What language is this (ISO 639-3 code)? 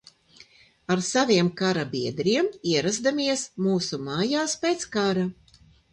lav